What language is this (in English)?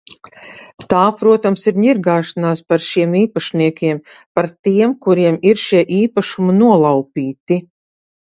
Latvian